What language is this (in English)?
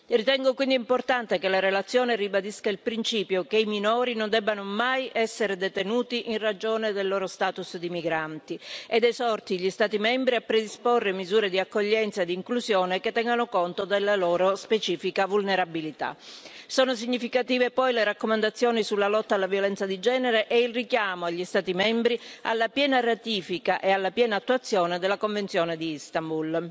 Italian